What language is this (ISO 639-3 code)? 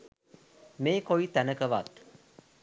sin